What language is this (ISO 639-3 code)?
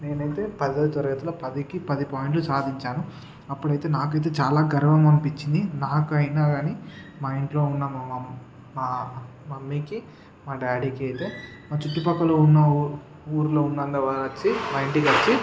tel